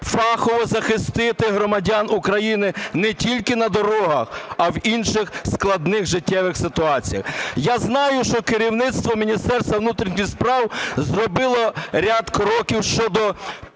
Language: Ukrainian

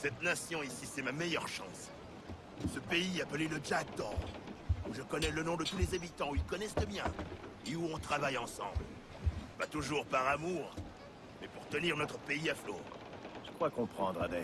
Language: French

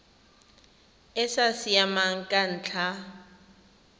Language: Tswana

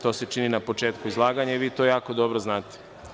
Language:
Serbian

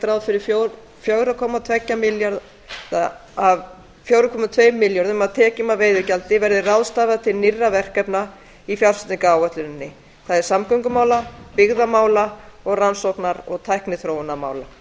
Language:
Icelandic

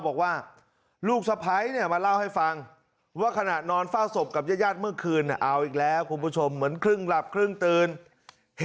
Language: Thai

